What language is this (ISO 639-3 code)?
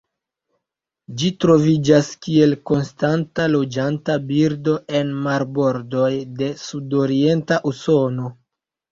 epo